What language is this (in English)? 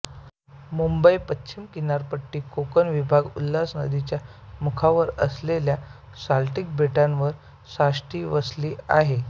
Marathi